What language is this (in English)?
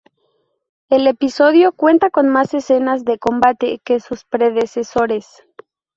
Spanish